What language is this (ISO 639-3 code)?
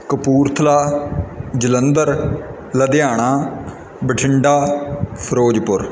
pan